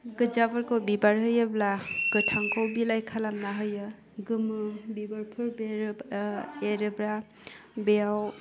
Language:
Bodo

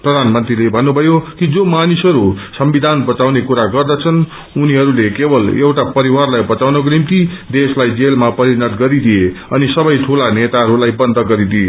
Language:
Nepali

